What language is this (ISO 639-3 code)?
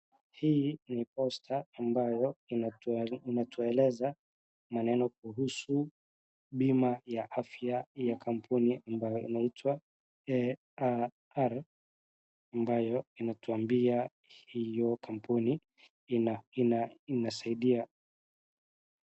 swa